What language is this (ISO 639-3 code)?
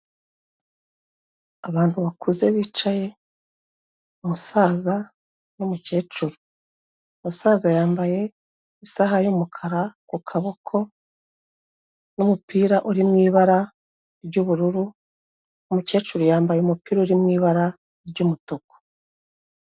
kin